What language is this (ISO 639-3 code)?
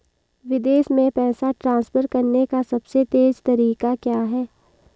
hin